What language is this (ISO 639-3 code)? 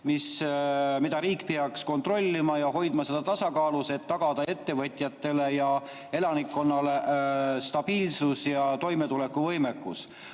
est